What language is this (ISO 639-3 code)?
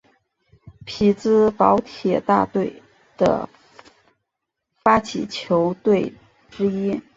zho